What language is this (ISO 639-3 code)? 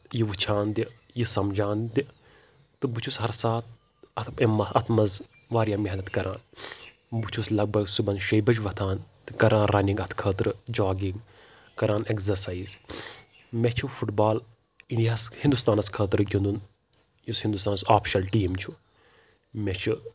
kas